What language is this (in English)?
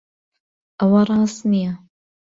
Central Kurdish